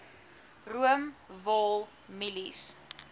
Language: Afrikaans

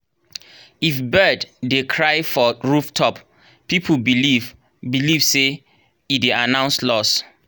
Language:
Nigerian Pidgin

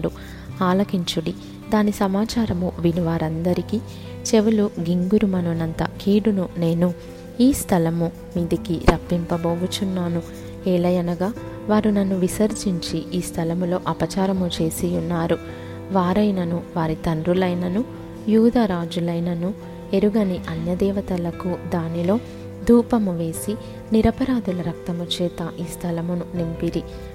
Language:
Telugu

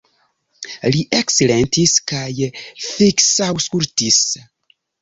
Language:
Esperanto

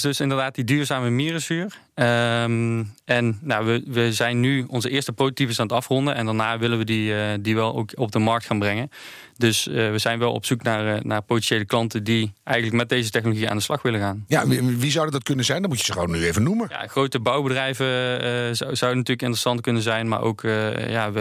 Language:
Dutch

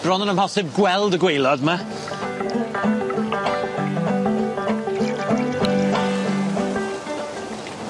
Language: Welsh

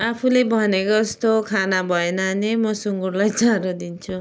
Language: Nepali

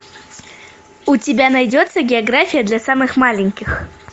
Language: Russian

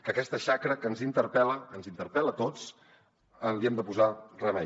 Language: Catalan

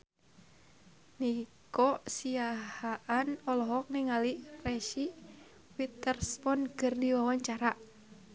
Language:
Sundanese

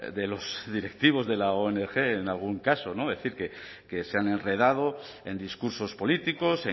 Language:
Spanish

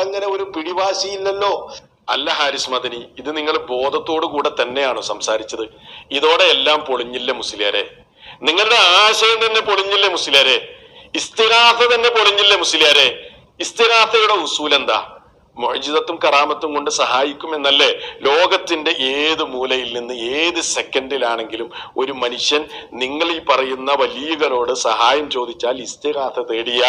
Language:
Arabic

